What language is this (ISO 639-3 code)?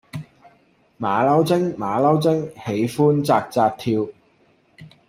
yue